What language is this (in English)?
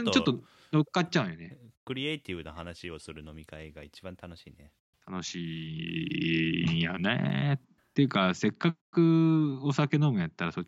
Japanese